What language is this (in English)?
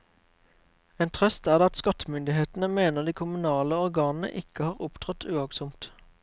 Norwegian